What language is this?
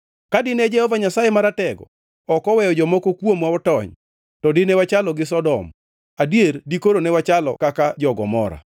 Luo (Kenya and Tanzania)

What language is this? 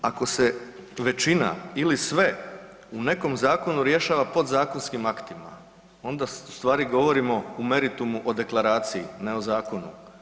Croatian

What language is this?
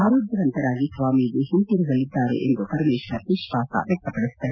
Kannada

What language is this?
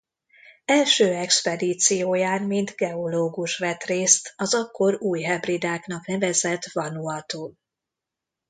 Hungarian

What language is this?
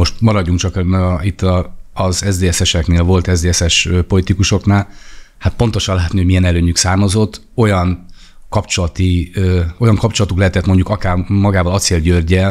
Hungarian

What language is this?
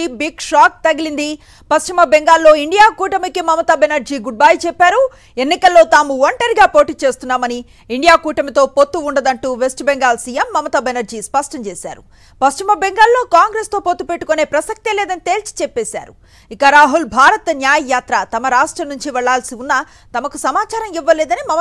Telugu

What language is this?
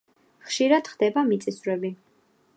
Georgian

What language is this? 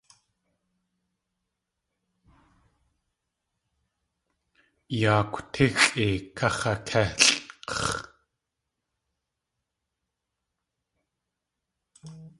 Tlingit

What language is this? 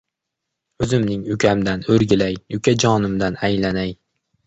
Uzbek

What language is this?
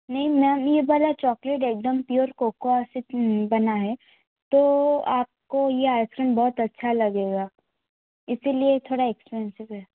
Hindi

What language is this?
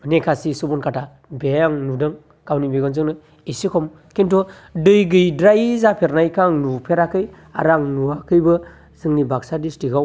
Bodo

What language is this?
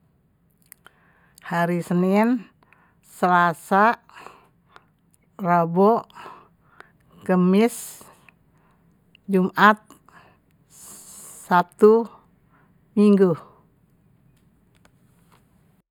Betawi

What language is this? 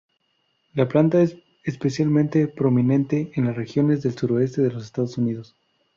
Spanish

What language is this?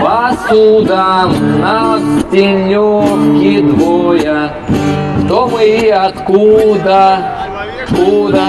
Russian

